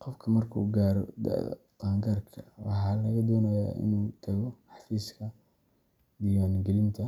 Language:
Somali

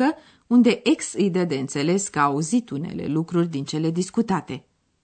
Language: Romanian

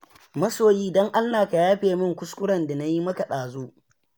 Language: Hausa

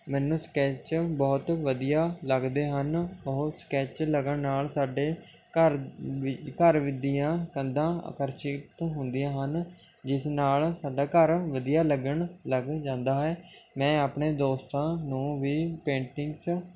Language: Punjabi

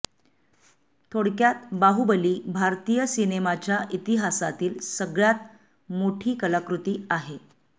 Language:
Marathi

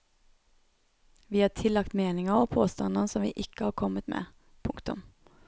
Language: Norwegian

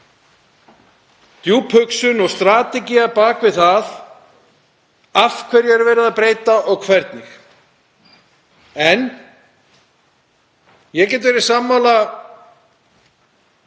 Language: Icelandic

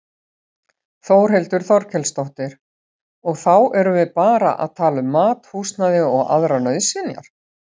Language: Icelandic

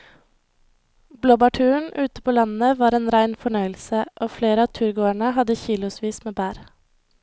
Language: Norwegian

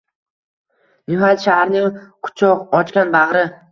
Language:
Uzbek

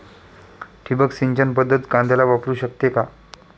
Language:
Marathi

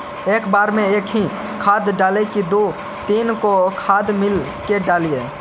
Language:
Magahi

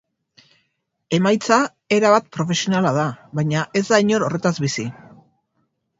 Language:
Basque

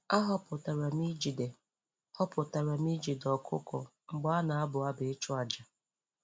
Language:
Igbo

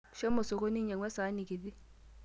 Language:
Masai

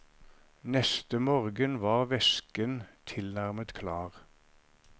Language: Norwegian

